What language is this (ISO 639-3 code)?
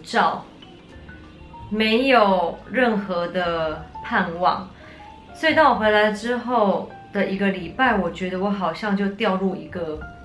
zho